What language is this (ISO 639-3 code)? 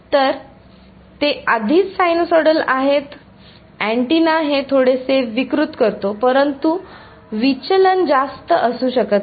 mar